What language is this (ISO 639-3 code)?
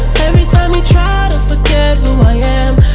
eng